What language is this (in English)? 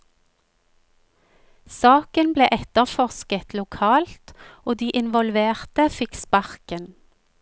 Norwegian